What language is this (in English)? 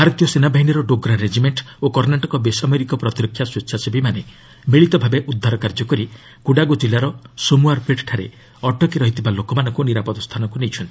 Odia